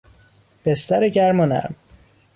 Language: Persian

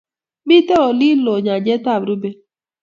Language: Kalenjin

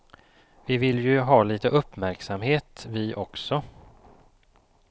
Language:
Swedish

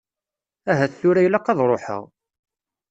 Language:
Kabyle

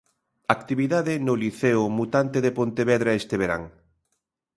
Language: Galician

